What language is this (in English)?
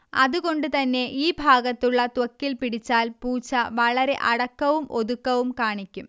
Malayalam